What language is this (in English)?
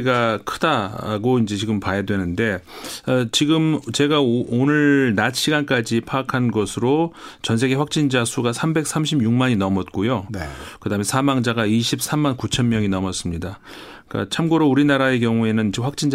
Korean